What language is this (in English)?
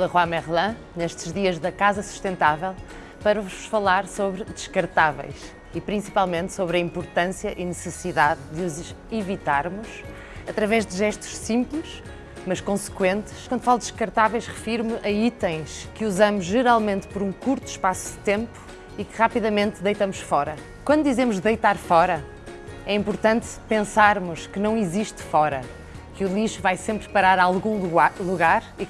Portuguese